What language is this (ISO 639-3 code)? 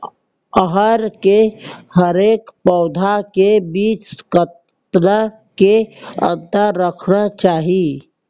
hne